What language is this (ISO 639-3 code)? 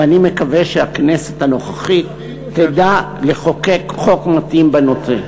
heb